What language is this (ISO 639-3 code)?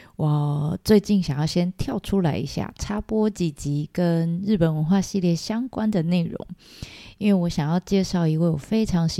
zho